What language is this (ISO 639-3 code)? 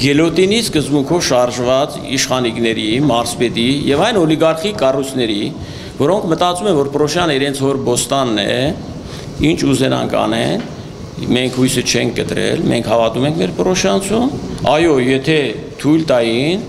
ron